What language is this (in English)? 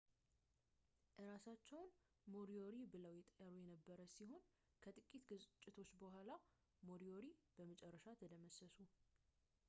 Amharic